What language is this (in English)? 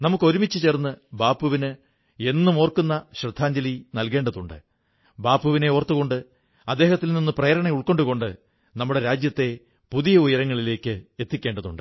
Malayalam